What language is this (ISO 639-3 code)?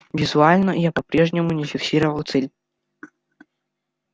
rus